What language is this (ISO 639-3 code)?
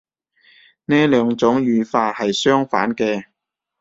yue